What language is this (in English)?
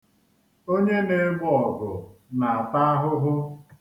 Igbo